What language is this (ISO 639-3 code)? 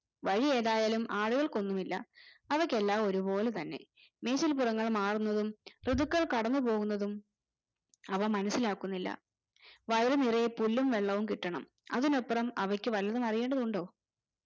mal